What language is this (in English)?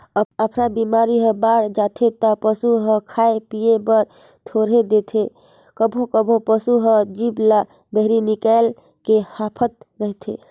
Chhattisgarhi